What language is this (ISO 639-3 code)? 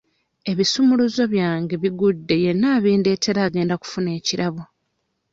lug